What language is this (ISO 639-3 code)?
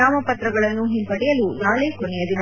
kan